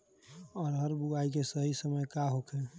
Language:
Bhojpuri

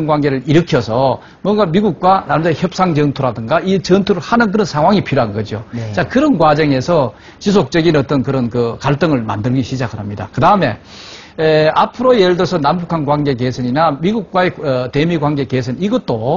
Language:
Korean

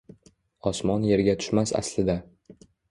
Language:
Uzbek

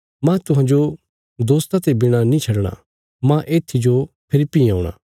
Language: Bilaspuri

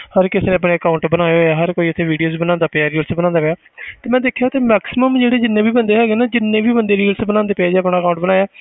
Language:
Punjabi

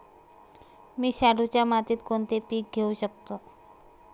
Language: Marathi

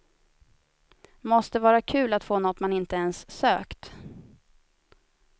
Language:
Swedish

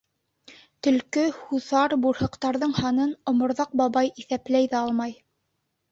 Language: Bashkir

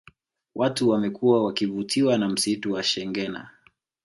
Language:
Swahili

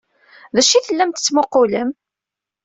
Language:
Kabyle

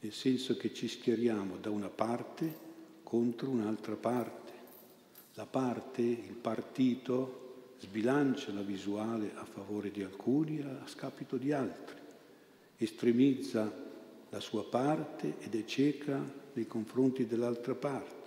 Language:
Italian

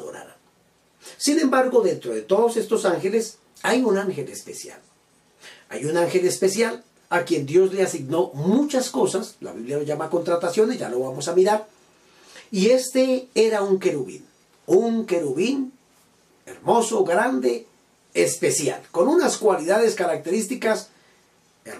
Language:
Spanish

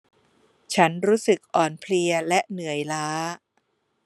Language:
Thai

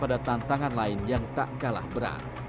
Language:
Indonesian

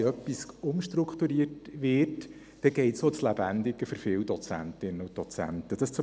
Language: Swiss German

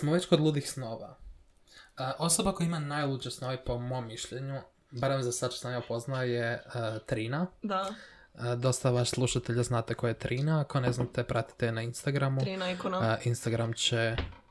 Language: Croatian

